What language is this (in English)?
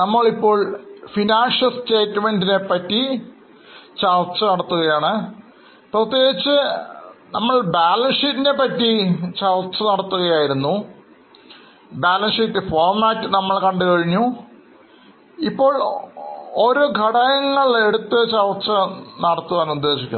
Malayalam